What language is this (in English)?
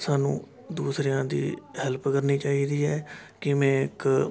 Punjabi